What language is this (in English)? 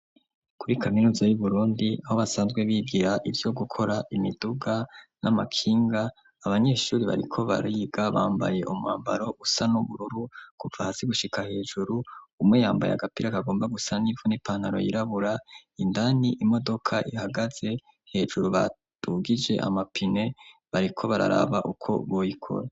Rundi